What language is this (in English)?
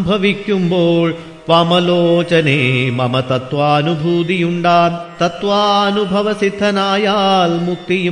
Malayalam